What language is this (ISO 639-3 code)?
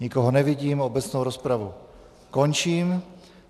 ces